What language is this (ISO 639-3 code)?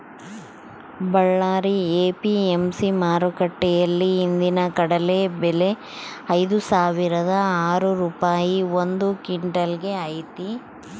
kan